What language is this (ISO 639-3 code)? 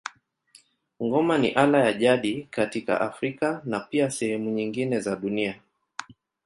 swa